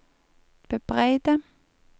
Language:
Norwegian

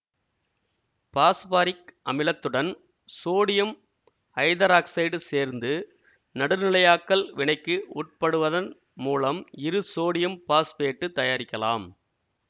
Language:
Tamil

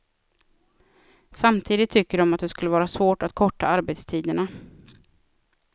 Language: Swedish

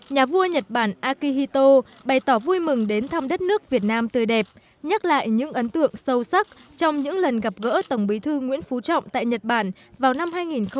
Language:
Vietnamese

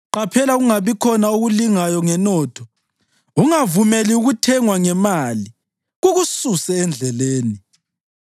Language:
North Ndebele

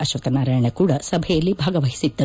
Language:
Kannada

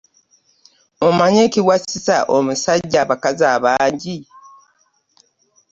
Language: Ganda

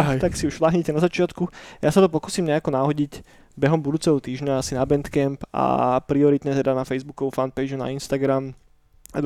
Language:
Slovak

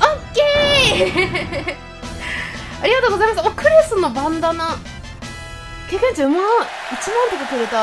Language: Japanese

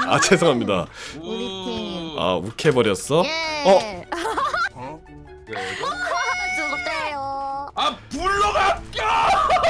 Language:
Korean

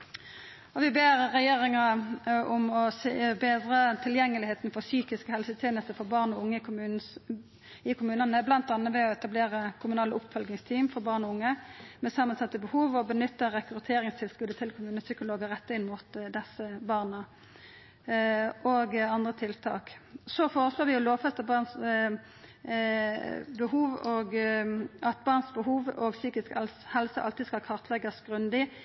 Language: Norwegian Nynorsk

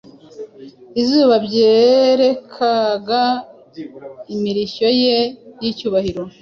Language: Kinyarwanda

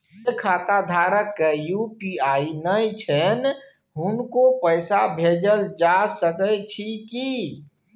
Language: Maithili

